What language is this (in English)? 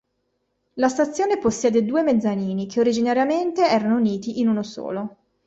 Italian